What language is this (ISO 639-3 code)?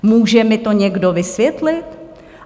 ces